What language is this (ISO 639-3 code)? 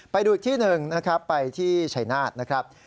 tha